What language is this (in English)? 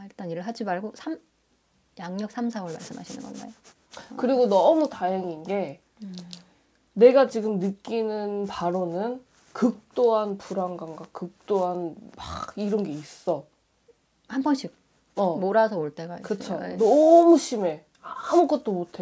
Korean